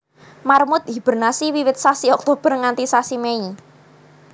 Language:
Javanese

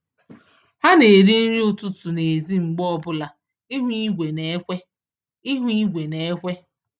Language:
Igbo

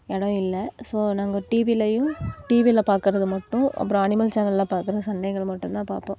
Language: Tamil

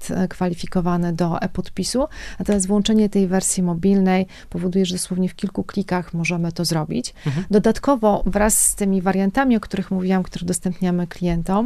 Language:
Polish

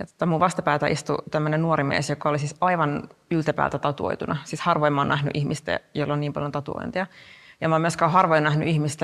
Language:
Finnish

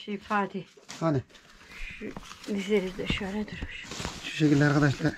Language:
Turkish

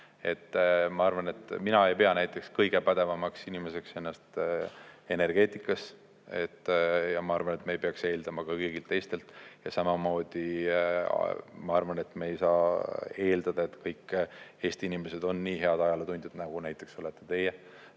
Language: Estonian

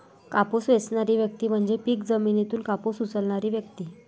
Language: Marathi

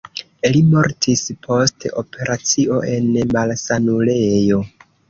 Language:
Esperanto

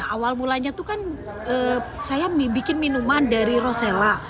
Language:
Indonesian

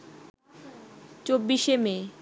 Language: Bangla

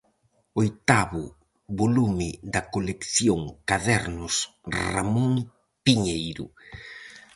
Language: Galician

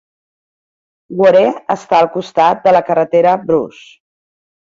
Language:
Catalan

